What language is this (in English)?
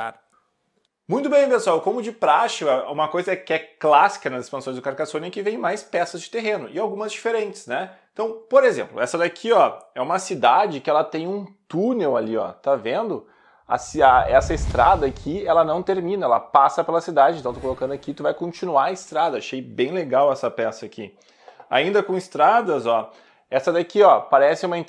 Portuguese